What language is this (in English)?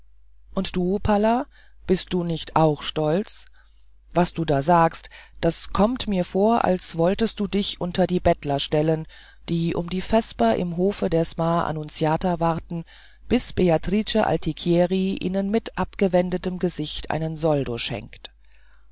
German